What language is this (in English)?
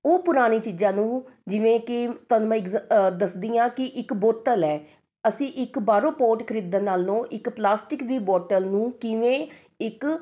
Punjabi